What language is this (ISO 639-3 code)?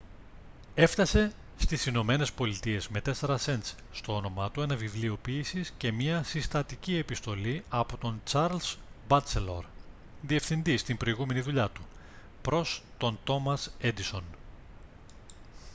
ell